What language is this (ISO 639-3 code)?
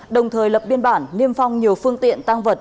vie